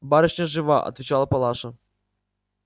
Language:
Russian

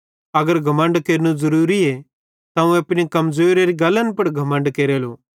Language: Bhadrawahi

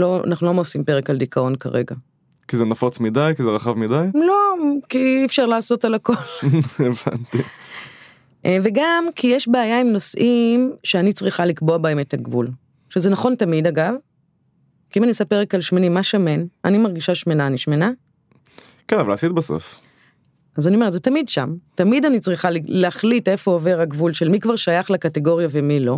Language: Hebrew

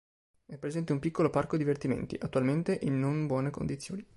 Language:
Italian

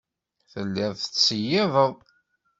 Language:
Kabyle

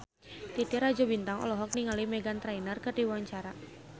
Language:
Sundanese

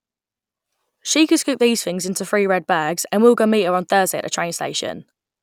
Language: English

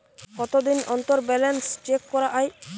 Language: Bangla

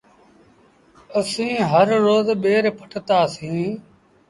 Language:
Sindhi Bhil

